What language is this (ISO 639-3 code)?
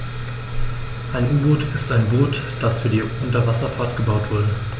deu